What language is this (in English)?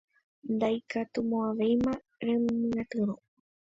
Guarani